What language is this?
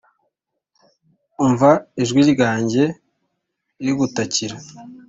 Kinyarwanda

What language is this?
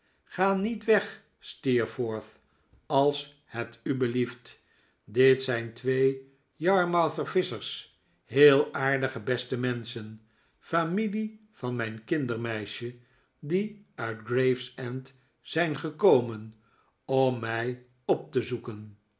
Dutch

